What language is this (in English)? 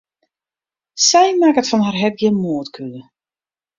Western Frisian